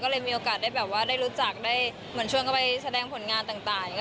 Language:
Thai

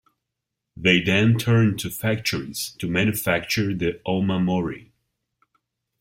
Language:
English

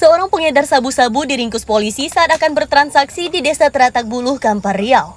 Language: Indonesian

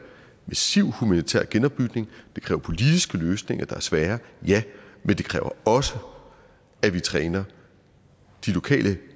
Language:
Danish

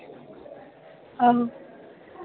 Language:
Dogri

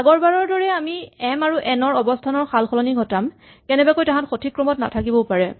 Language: Assamese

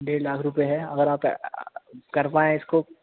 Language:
Urdu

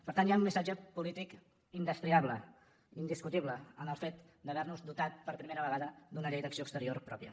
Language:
Catalan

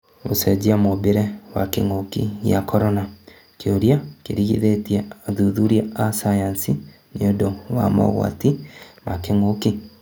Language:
Kikuyu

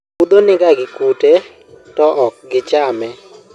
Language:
Luo (Kenya and Tanzania)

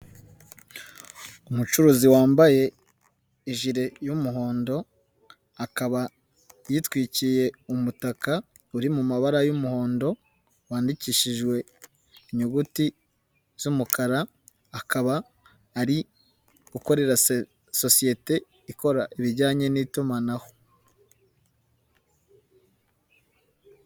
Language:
Kinyarwanda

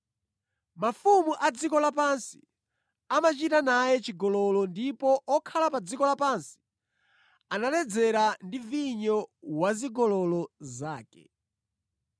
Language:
Nyanja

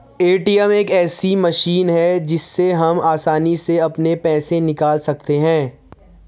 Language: Hindi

